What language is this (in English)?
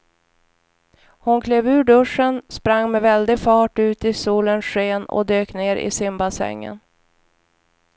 Swedish